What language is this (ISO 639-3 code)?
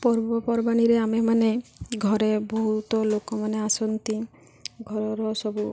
ori